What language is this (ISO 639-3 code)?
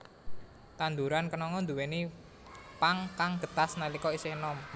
jav